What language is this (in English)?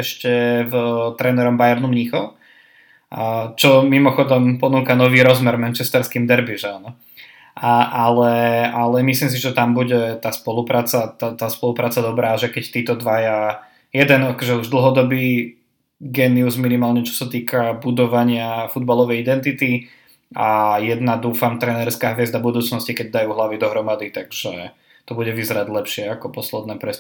Slovak